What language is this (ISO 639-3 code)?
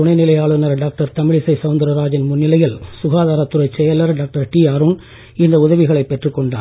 tam